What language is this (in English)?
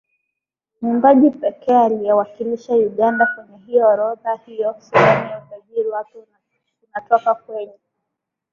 Swahili